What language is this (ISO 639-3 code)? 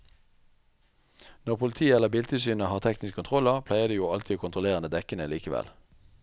nor